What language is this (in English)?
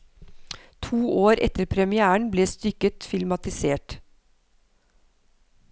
Norwegian